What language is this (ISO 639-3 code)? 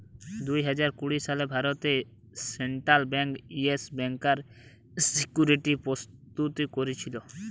ben